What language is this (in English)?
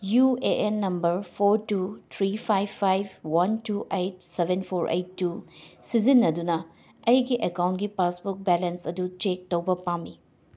Manipuri